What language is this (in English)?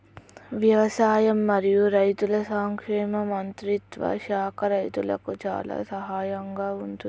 Telugu